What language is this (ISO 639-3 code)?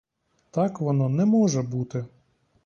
ukr